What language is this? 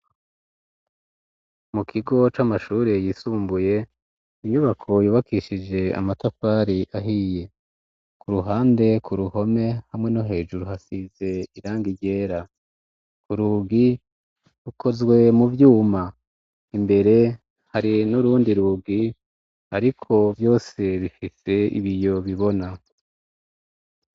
Rundi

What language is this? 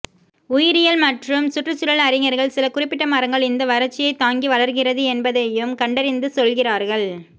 Tamil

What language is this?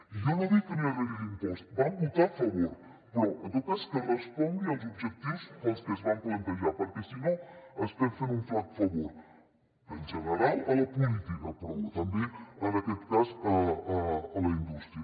Catalan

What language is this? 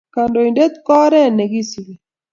Kalenjin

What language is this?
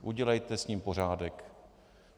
Czech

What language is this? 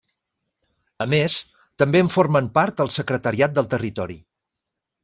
Catalan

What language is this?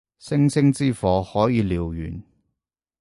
Cantonese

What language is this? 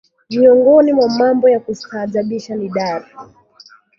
Swahili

